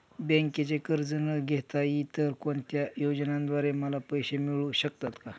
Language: Marathi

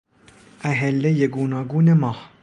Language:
Persian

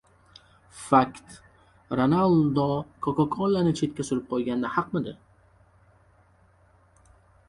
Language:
Uzbek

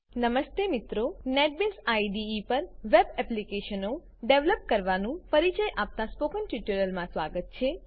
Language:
Gujarati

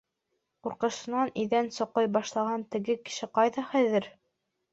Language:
Bashkir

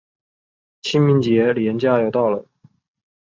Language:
Chinese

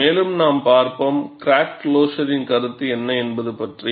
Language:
Tamil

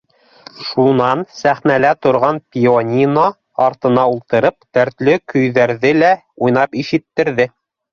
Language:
Bashkir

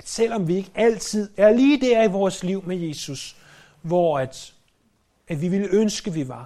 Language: Danish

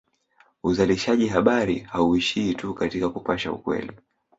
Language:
Swahili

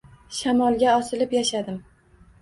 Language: Uzbek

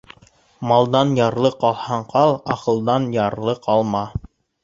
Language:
Bashkir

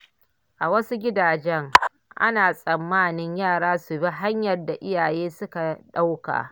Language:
Hausa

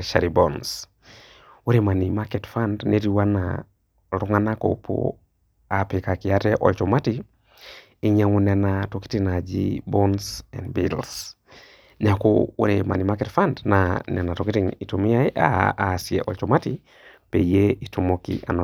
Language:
Masai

